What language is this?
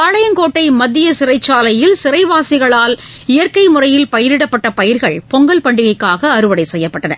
Tamil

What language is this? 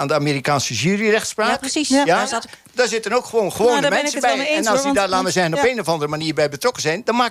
Dutch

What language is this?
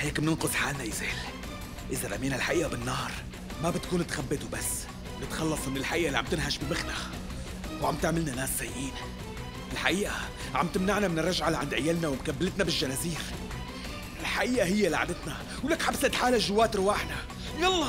Arabic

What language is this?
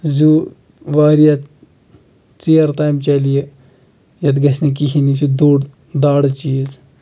Kashmiri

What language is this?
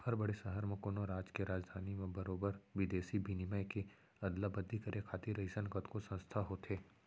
Chhattisgarhi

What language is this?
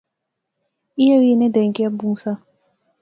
Pahari-Potwari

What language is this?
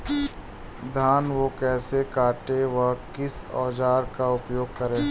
Hindi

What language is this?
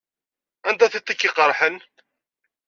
Kabyle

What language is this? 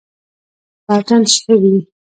Pashto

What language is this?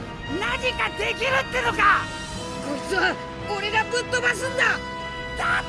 Japanese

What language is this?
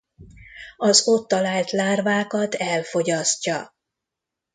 Hungarian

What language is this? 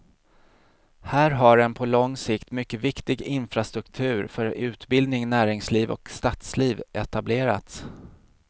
Swedish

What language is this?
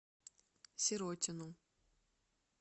Russian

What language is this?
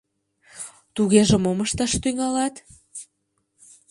Mari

